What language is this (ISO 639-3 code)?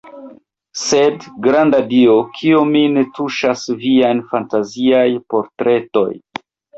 epo